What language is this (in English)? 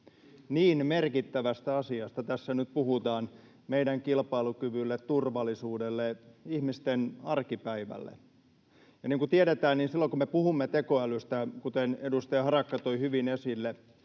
Finnish